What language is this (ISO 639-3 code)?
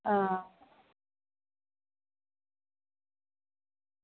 doi